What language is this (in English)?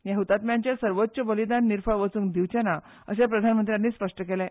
Konkani